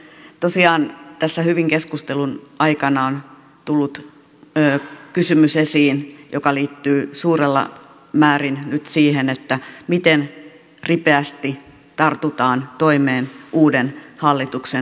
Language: Finnish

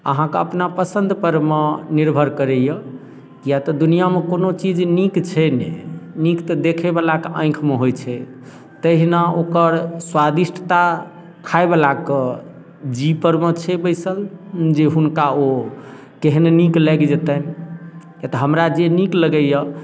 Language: Maithili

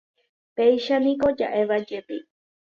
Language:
Guarani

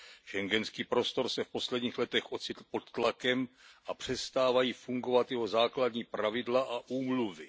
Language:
Czech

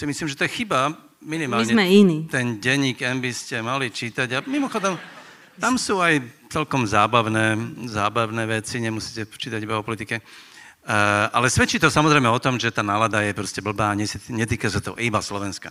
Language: Slovak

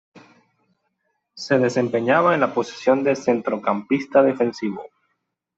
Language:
Spanish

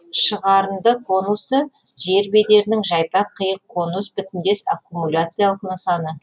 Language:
Kazakh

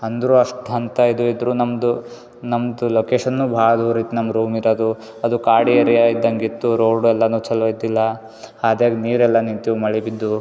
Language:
Kannada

